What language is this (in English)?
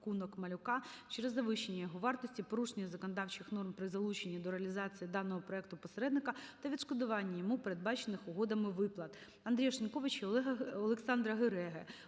Ukrainian